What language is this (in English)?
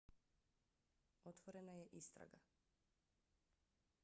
Bosnian